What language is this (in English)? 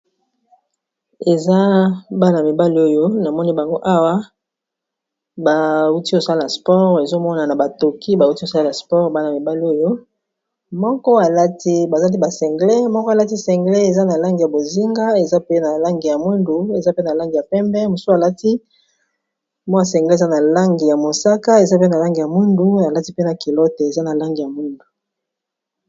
Lingala